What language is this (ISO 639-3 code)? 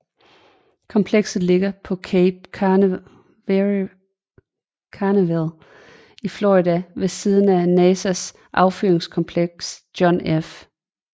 dan